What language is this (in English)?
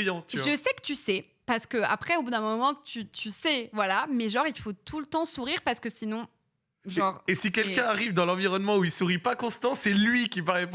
French